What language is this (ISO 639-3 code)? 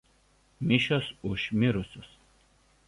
lit